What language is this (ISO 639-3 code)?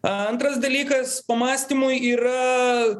lit